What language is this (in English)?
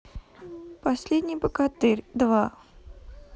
Russian